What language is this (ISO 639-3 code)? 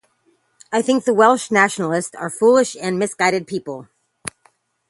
eng